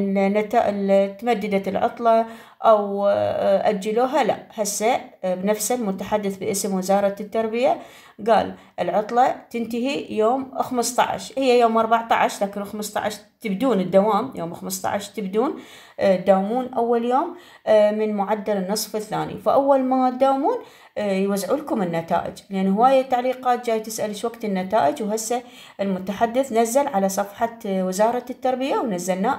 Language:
Arabic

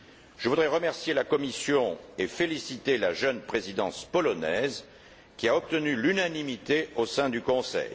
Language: French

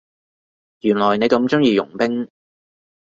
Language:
Cantonese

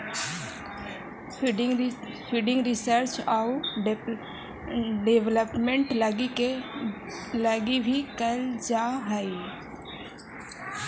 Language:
Magahi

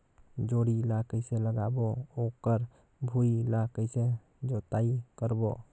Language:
Chhattisgarhi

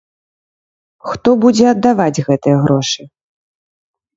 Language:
Belarusian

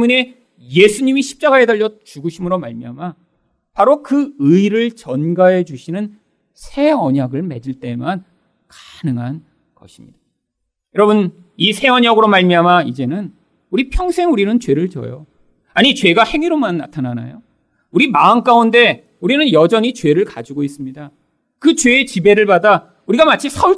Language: Korean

